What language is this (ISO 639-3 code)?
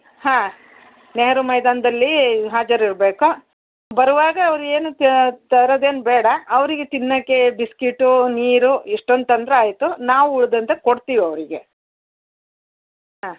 kan